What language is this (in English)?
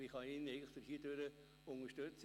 Swiss German